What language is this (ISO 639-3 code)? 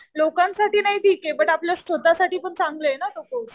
mar